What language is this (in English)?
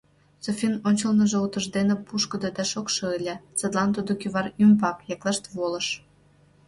Mari